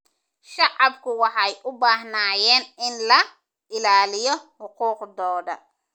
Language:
Somali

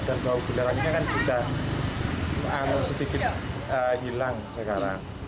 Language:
Indonesian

